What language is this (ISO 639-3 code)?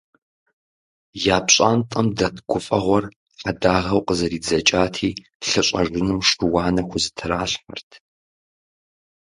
kbd